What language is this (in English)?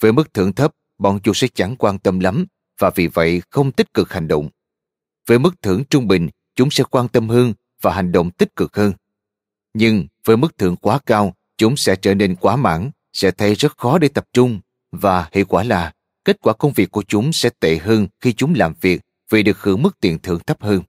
Vietnamese